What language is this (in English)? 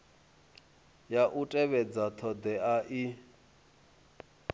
Venda